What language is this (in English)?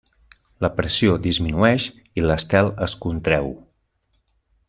Catalan